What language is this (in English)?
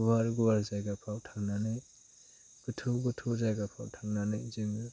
Bodo